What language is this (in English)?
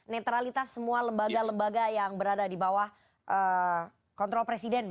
Indonesian